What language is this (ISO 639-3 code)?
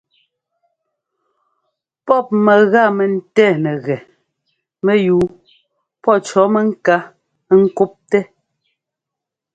jgo